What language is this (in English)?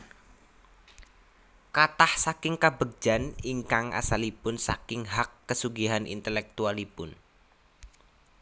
Javanese